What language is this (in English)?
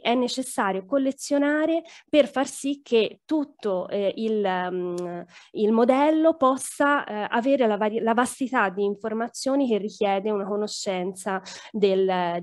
Italian